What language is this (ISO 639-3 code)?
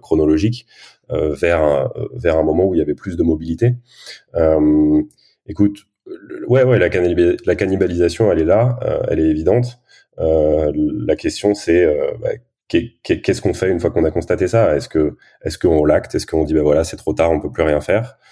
fra